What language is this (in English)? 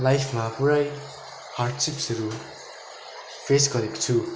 Nepali